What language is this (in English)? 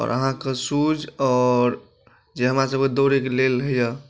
Maithili